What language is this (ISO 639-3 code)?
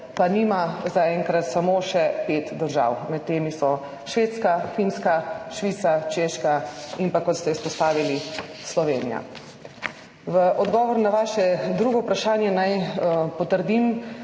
slv